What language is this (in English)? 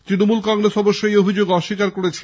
Bangla